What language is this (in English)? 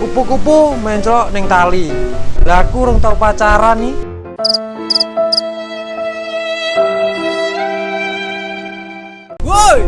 Indonesian